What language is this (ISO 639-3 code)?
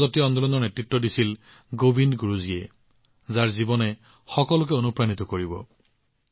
asm